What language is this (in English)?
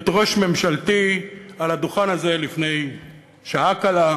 Hebrew